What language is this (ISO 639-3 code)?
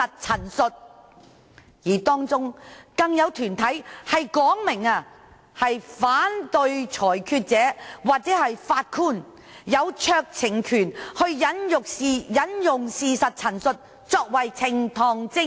yue